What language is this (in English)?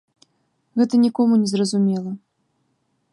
Belarusian